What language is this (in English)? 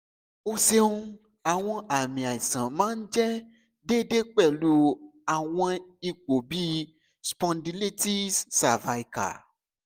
Yoruba